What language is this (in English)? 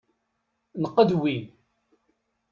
Kabyle